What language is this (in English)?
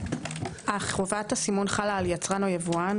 Hebrew